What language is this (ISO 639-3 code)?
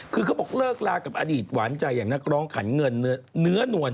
tha